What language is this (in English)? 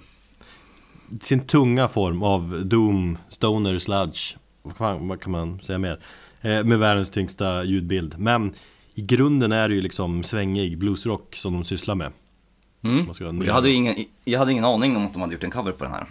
Swedish